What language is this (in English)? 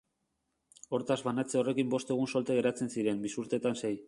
Basque